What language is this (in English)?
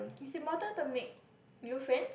English